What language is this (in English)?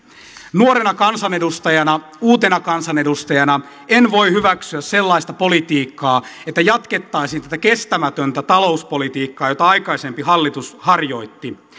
Finnish